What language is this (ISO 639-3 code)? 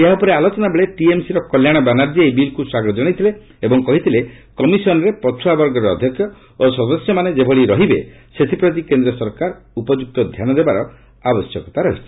ori